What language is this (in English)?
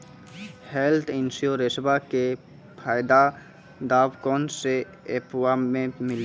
Maithili